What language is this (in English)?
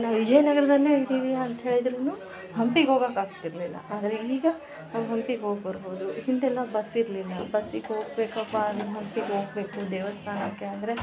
Kannada